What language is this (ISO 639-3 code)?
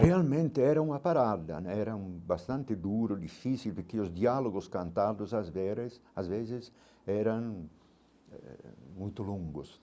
por